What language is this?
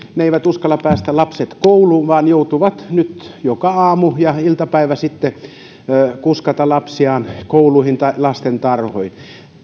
Finnish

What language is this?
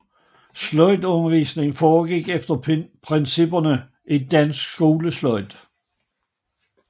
Danish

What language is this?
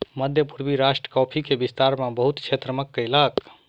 Maithili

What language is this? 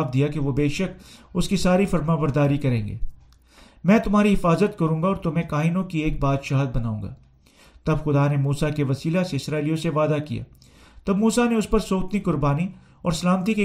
Urdu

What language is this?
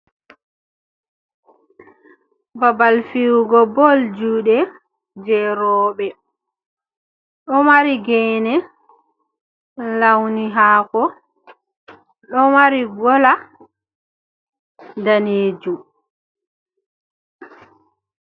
Fula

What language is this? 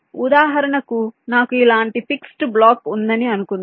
Telugu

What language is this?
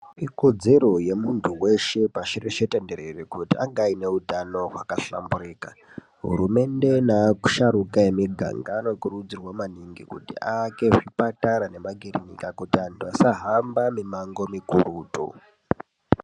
Ndau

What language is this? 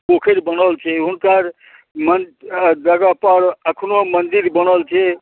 Maithili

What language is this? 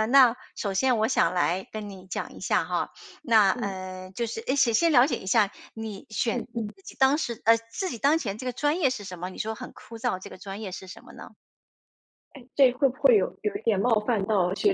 Chinese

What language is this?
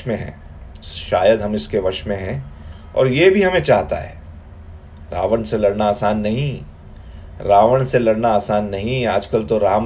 Hindi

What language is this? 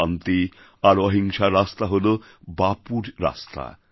Bangla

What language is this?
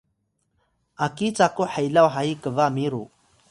Atayal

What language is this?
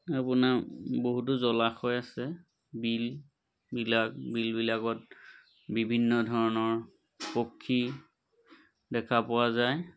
Assamese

